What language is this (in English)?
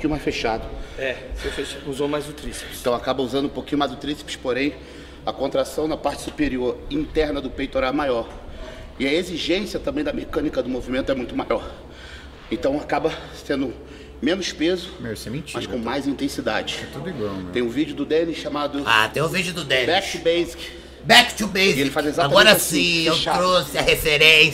Portuguese